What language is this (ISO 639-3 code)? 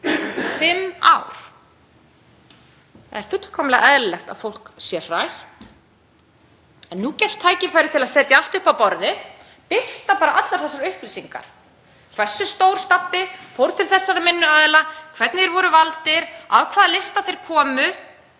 isl